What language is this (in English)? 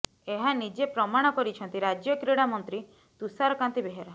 Odia